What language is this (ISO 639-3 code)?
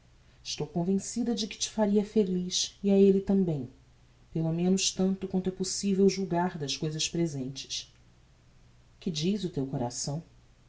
por